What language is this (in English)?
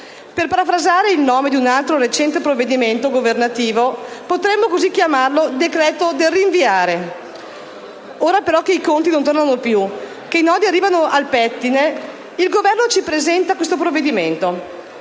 Italian